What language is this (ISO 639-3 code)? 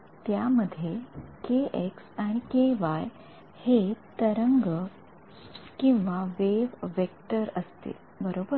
mar